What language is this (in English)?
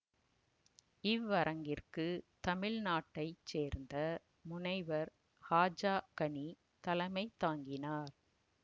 Tamil